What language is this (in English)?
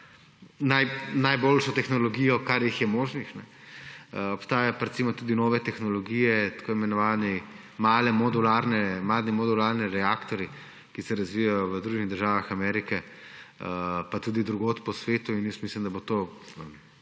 Slovenian